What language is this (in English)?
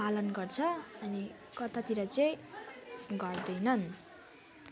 Nepali